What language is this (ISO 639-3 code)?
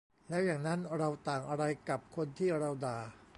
tha